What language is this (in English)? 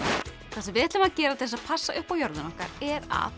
Icelandic